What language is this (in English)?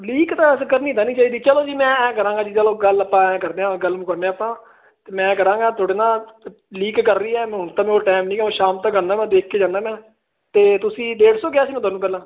Punjabi